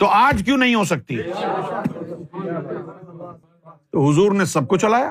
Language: Urdu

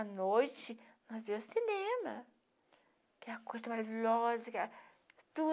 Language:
Portuguese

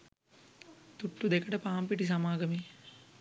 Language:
Sinhala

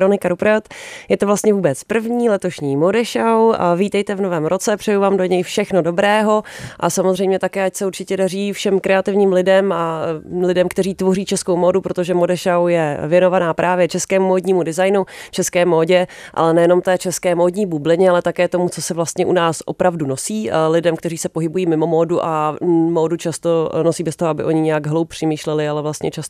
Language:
Czech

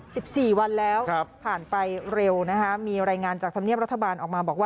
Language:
Thai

